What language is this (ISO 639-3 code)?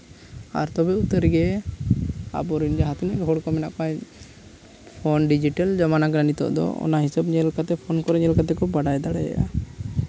sat